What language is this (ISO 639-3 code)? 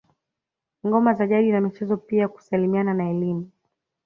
swa